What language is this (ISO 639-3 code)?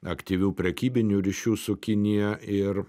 lit